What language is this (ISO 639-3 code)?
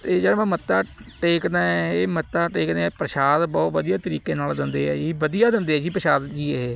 pan